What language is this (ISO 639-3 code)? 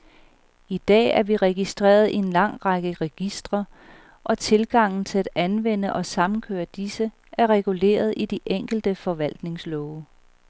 dan